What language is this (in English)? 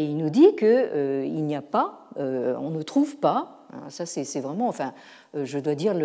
French